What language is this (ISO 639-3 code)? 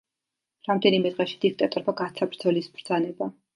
kat